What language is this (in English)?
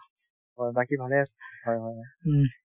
Assamese